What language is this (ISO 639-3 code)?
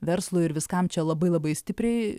lit